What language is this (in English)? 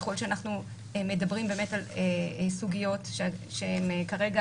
Hebrew